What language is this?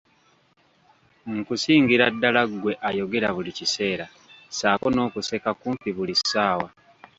Ganda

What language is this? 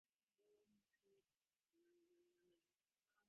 Divehi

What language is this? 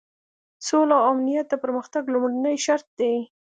Pashto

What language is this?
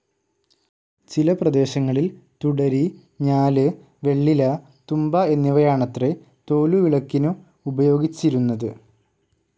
Malayalam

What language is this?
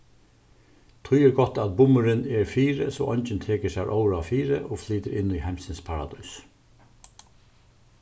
Faroese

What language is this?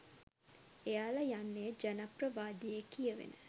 Sinhala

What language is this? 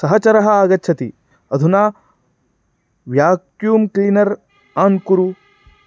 Sanskrit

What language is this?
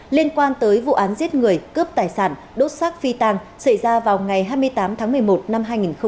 Vietnamese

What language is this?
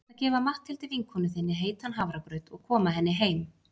Icelandic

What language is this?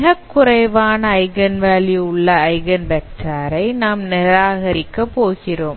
Tamil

